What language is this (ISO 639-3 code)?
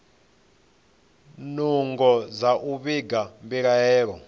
ven